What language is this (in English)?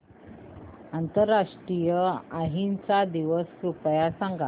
Marathi